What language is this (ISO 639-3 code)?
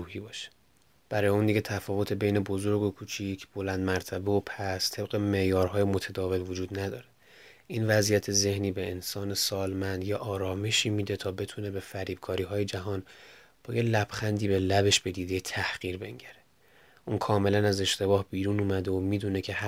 fas